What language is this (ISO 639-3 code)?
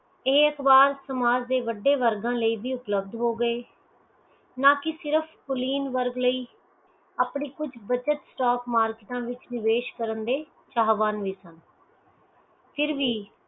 pan